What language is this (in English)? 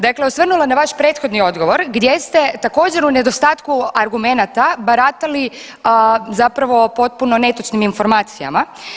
Croatian